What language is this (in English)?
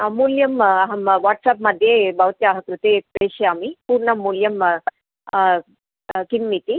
Sanskrit